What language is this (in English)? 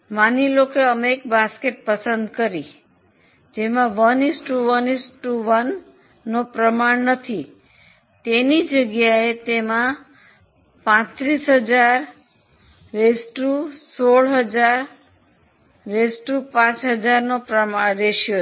Gujarati